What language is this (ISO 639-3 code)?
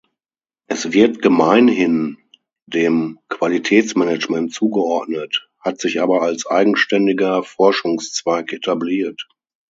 deu